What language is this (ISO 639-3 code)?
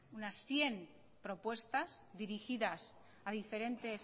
spa